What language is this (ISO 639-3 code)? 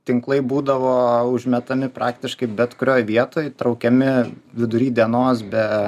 lit